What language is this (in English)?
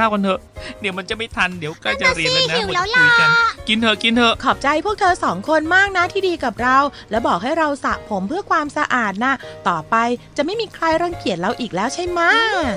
Thai